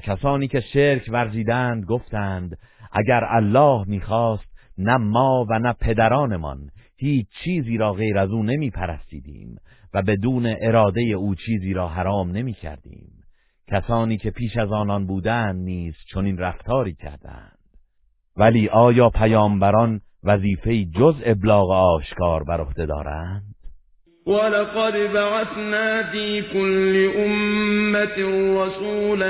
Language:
Persian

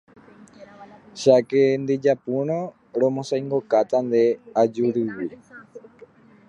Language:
Guarani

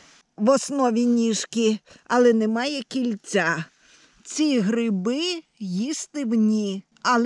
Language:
Ukrainian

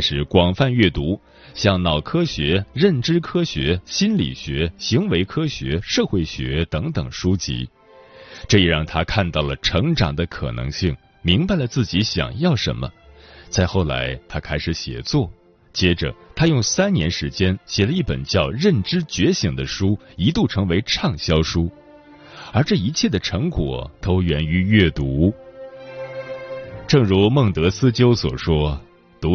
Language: Chinese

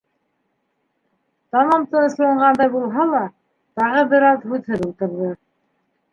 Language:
Bashkir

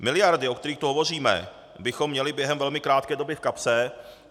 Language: Czech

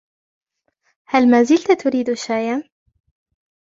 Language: Arabic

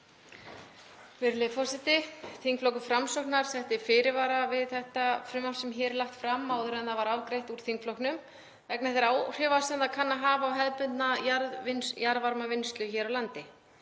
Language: Icelandic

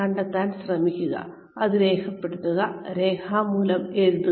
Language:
Malayalam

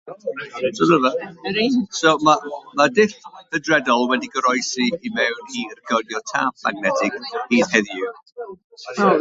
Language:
Welsh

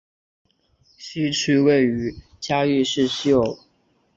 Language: Chinese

